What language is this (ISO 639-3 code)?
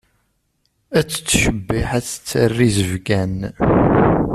kab